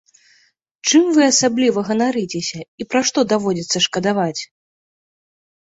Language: Belarusian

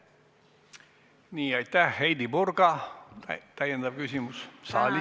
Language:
Estonian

